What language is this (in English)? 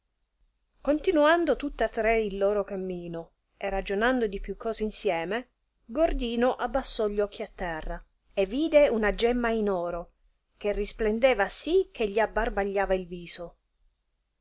Italian